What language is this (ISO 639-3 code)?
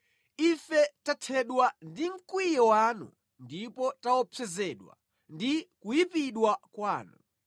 nya